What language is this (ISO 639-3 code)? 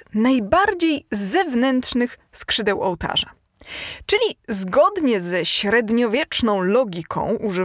pol